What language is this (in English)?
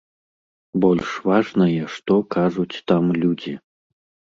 Belarusian